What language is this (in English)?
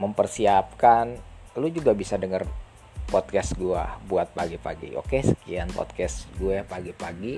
Indonesian